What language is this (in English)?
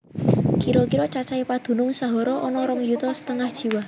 Javanese